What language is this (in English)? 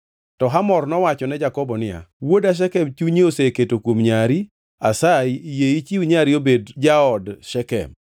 Luo (Kenya and Tanzania)